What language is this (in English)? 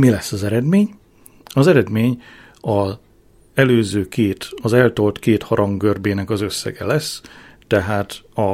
Hungarian